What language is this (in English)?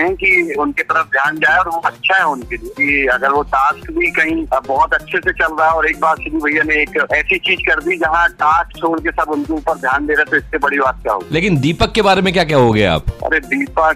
Hindi